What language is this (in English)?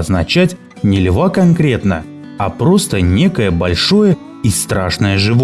Russian